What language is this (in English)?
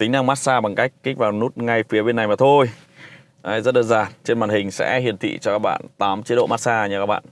Vietnamese